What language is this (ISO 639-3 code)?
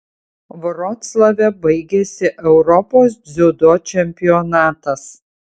lit